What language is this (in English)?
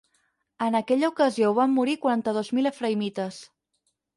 Catalan